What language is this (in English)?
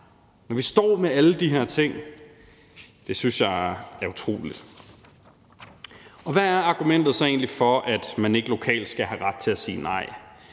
Danish